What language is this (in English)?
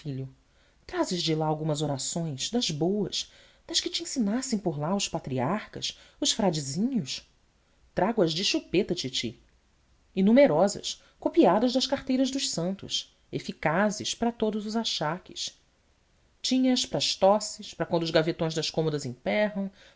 Portuguese